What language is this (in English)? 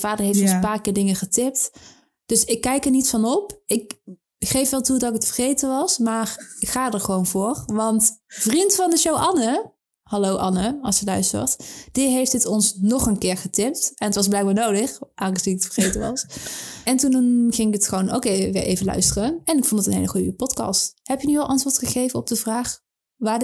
Dutch